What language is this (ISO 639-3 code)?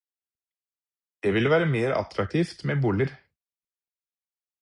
nob